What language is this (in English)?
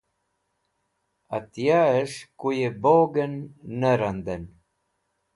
Wakhi